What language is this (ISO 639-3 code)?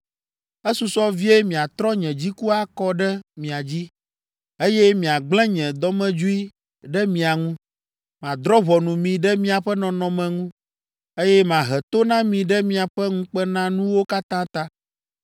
ewe